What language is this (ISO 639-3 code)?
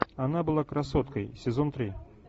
rus